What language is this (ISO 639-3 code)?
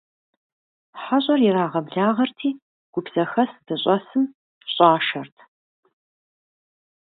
kbd